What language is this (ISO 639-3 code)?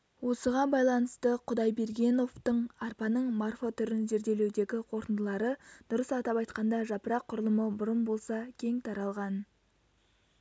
kaz